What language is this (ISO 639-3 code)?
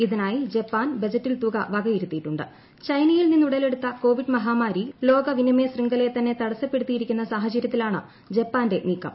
mal